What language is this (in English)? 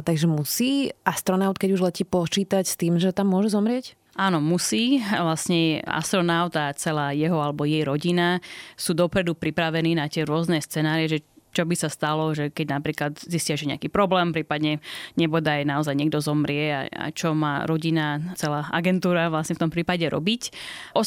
Slovak